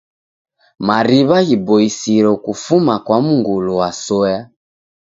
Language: Taita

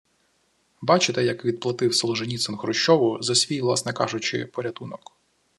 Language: Ukrainian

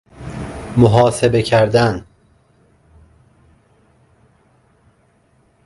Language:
Persian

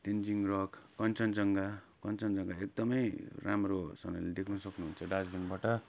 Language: Nepali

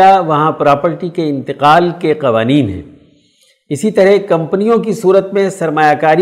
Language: Urdu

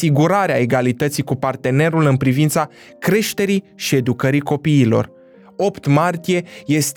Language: Romanian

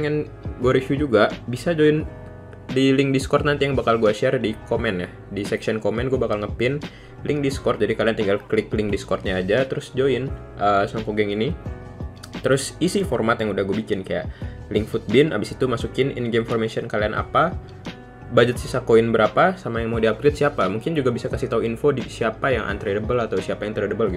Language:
Indonesian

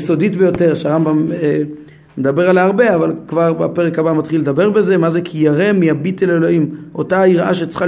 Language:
Hebrew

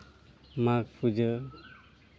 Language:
Santali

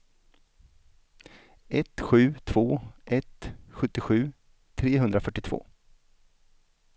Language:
Swedish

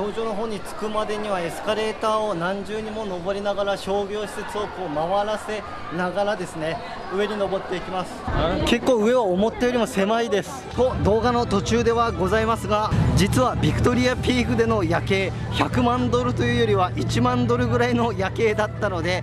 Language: Japanese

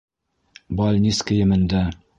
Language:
Bashkir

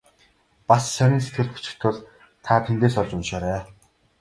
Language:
Mongolian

